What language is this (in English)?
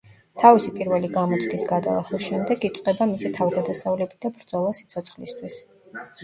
Georgian